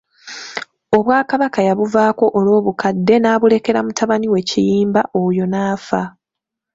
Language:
Ganda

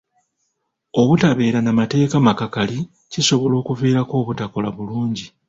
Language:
Ganda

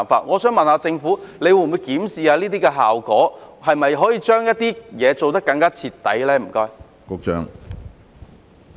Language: Cantonese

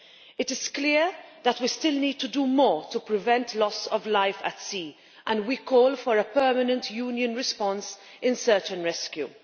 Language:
English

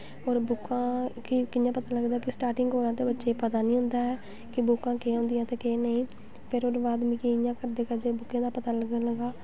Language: Dogri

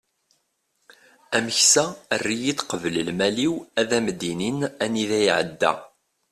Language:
Kabyle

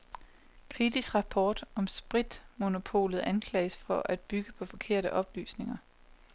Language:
Danish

